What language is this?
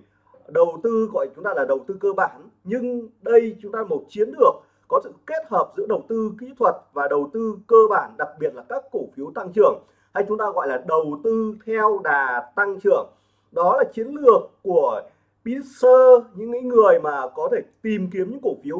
Vietnamese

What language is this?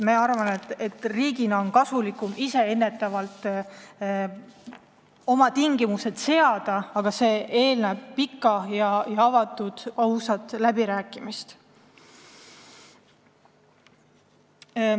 Estonian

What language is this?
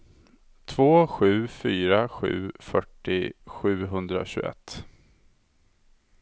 Swedish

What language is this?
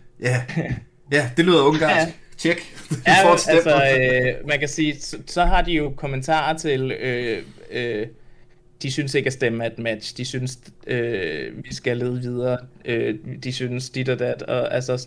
Danish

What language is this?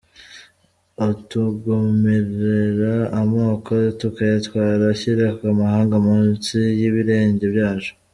Kinyarwanda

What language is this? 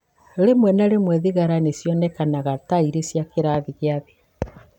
Kikuyu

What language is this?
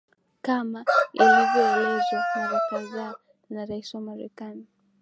Swahili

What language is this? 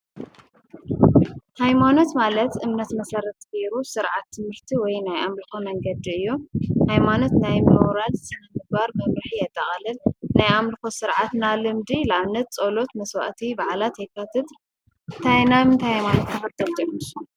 Tigrinya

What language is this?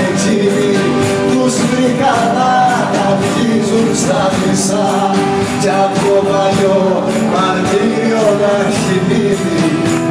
Greek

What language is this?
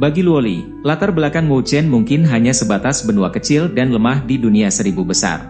Indonesian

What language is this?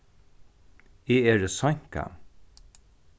Faroese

